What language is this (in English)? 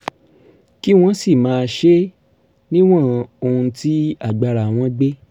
Yoruba